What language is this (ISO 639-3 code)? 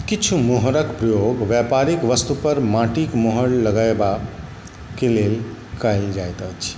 mai